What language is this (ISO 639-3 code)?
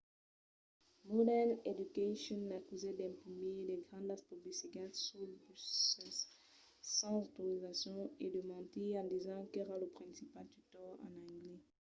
oci